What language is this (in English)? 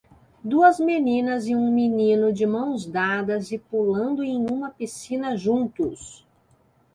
Portuguese